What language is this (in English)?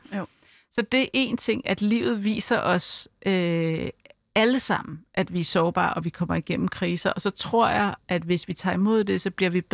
Danish